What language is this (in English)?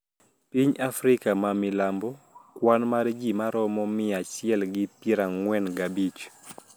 Luo (Kenya and Tanzania)